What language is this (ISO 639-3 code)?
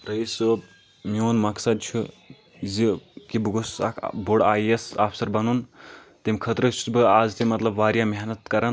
kas